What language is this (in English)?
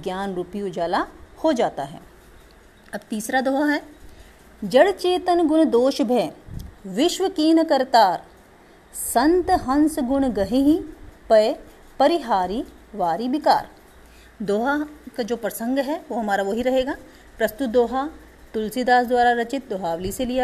Hindi